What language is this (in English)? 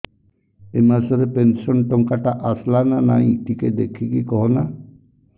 Odia